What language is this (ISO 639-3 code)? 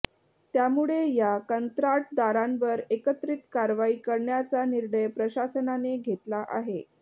mar